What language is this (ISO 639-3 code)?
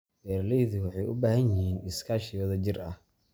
som